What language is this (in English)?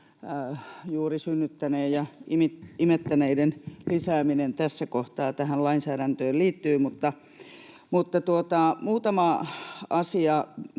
Finnish